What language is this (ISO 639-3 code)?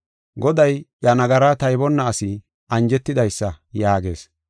gof